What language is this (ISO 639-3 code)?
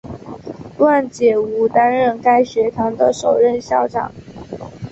zho